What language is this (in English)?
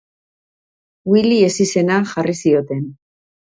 Basque